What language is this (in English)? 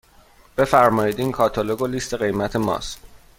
Persian